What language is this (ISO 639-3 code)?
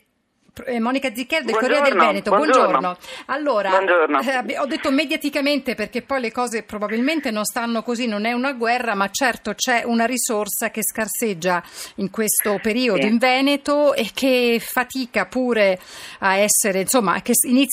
ita